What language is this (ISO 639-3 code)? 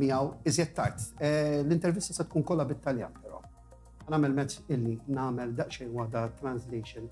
ita